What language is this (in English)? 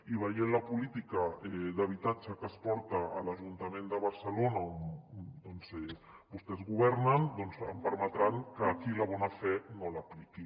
Catalan